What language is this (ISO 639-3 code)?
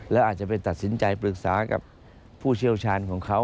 tha